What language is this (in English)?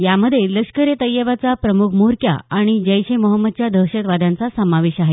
Marathi